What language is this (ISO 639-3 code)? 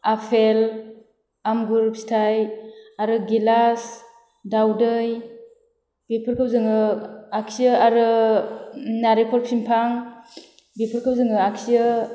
brx